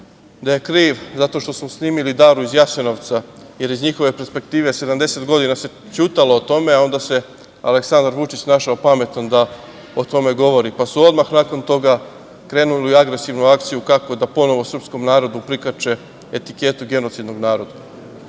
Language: Serbian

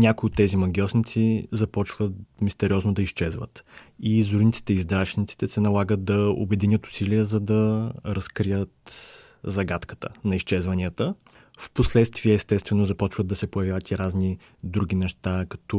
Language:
Bulgarian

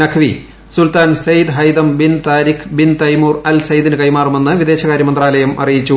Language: Malayalam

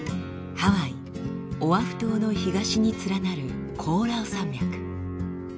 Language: Japanese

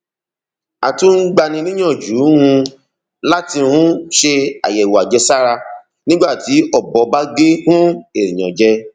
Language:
Yoruba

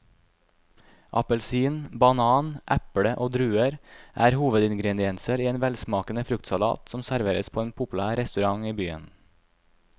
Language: Norwegian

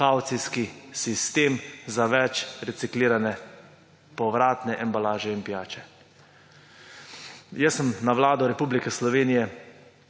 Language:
Slovenian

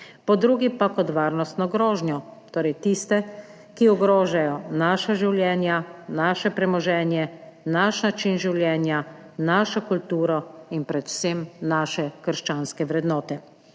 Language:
Slovenian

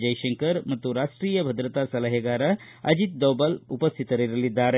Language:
Kannada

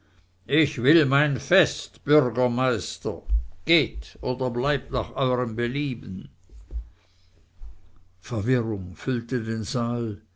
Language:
German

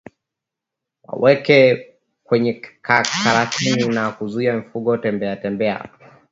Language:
Swahili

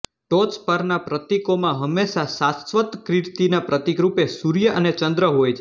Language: Gujarati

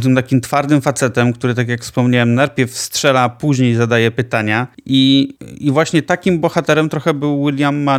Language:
Polish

